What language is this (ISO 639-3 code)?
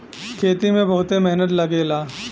bho